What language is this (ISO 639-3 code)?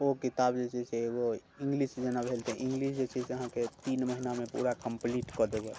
mai